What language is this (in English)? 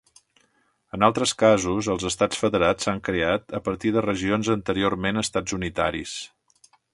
Catalan